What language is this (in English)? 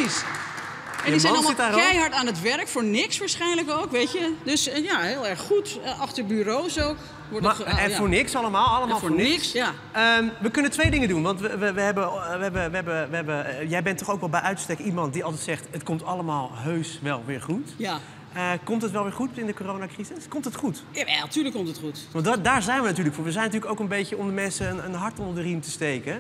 Dutch